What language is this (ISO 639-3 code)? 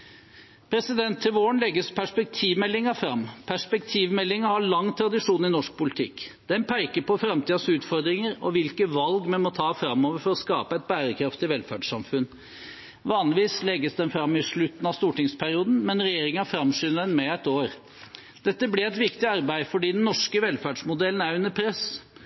nob